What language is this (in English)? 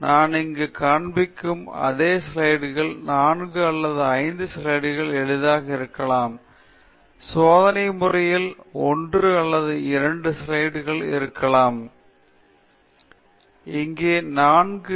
Tamil